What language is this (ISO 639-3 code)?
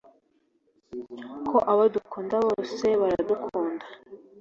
kin